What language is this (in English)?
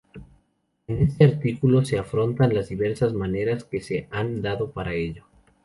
Spanish